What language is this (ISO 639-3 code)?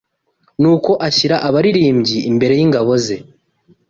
kin